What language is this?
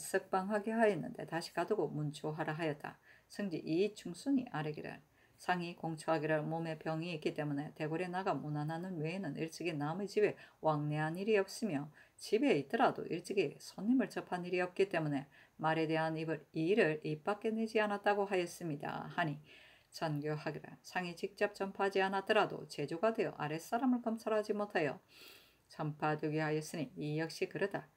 Korean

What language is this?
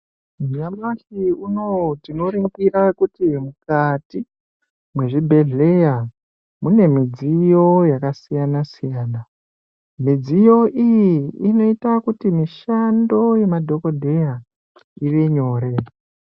Ndau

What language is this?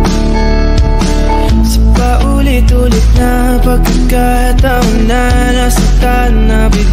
Filipino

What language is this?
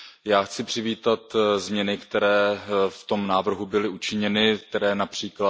Czech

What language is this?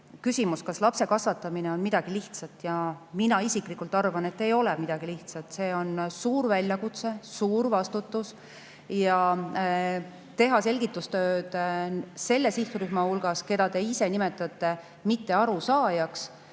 Estonian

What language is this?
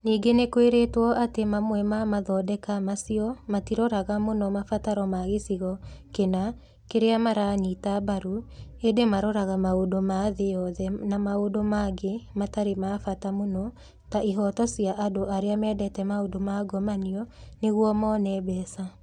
Kikuyu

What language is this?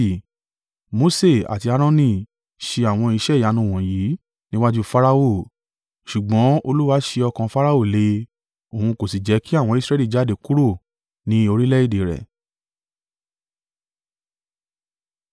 Yoruba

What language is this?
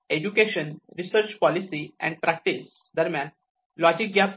Marathi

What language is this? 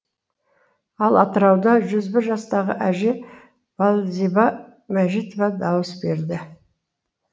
Kazakh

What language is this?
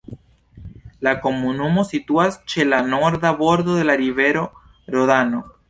Esperanto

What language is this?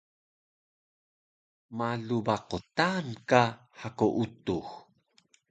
Taroko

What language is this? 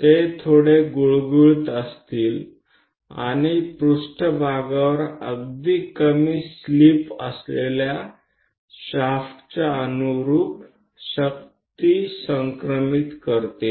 Marathi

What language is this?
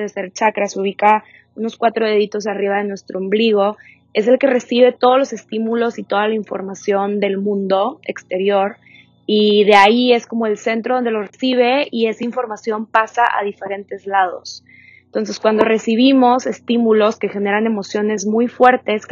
Spanish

